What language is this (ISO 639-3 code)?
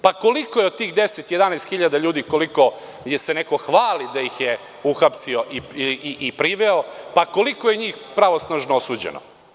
srp